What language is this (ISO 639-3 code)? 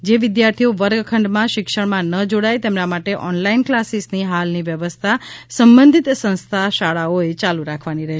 guj